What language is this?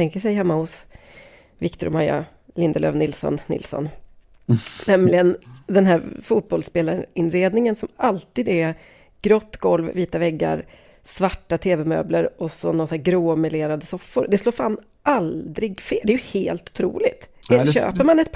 Swedish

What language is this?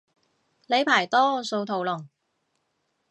Cantonese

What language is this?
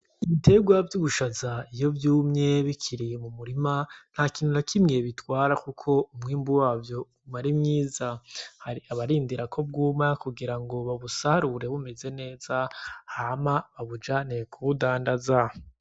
Rundi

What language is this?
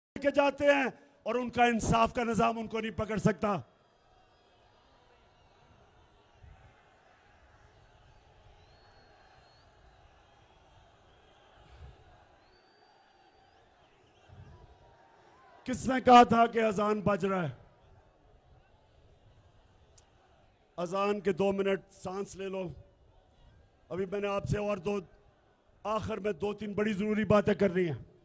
Urdu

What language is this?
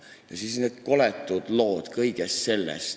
Estonian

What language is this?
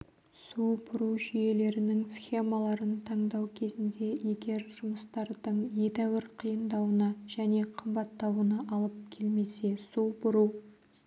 Kazakh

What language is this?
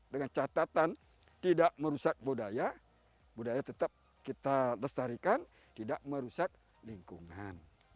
Indonesian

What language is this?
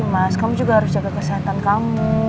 Indonesian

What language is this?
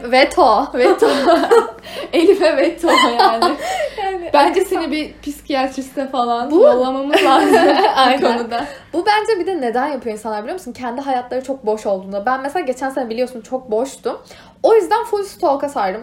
Turkish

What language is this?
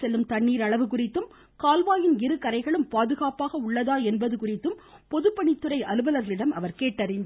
Tamil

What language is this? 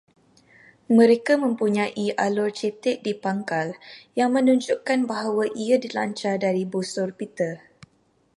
Malay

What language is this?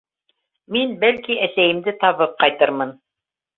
Bashkir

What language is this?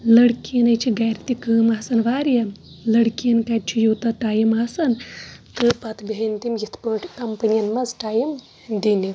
Kashmiri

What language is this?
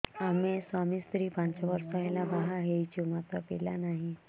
Odia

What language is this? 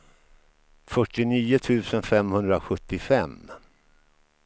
Swedish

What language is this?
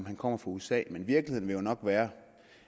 Danish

